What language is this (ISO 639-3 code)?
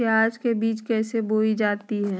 mag